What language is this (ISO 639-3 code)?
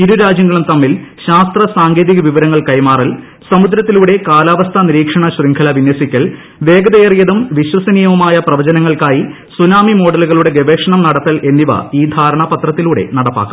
mal